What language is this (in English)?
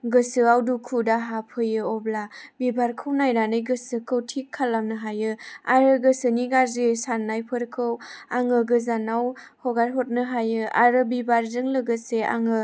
Bodo